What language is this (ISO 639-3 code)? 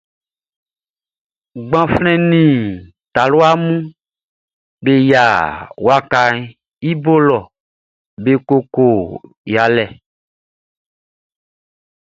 bci